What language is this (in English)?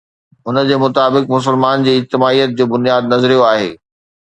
Sindhi